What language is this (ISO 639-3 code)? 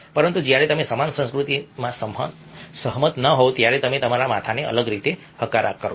guj